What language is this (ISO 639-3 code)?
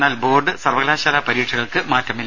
mal